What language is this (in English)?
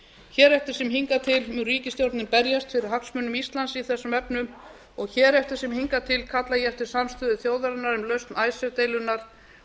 Icelandic